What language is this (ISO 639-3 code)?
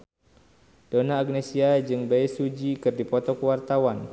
sun